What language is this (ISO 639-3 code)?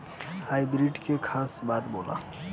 bho